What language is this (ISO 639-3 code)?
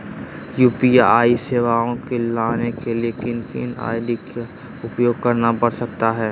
mag